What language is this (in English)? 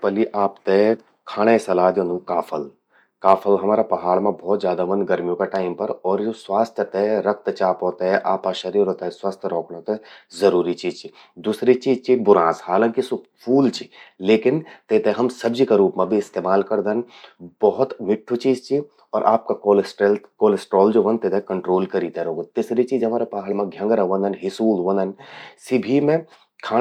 Garhwali